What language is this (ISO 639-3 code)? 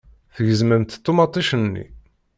kab